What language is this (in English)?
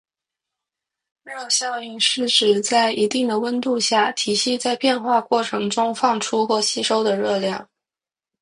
Chinese